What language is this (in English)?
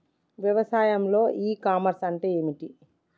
Telugu